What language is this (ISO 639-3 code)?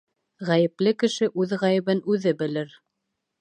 bak